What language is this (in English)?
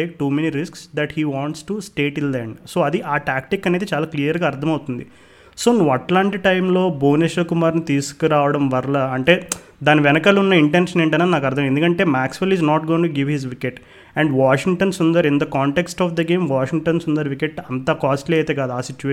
Telugu